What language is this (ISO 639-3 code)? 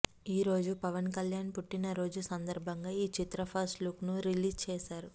tel